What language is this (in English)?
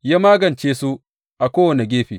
Hausa